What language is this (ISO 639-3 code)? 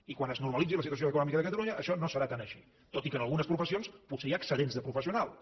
cat